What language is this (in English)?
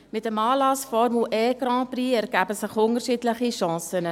Swiss German